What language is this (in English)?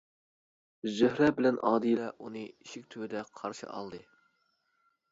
Uyghur